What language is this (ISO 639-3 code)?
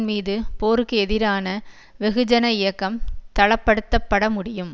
tam